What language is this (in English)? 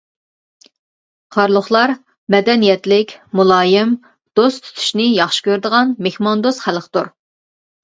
Uyghur